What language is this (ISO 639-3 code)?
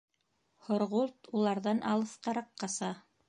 bak